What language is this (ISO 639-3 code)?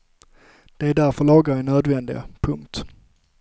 swe